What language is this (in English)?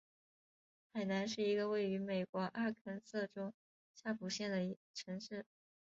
Chinese